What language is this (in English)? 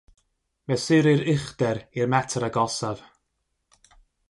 Welsh